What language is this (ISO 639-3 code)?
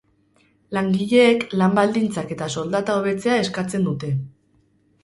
eus